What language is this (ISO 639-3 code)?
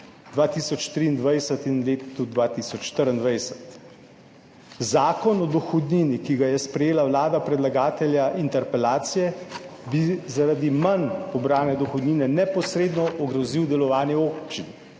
slv